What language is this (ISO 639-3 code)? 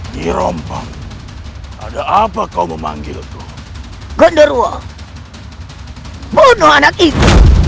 ind